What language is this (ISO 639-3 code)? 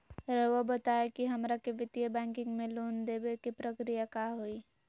mag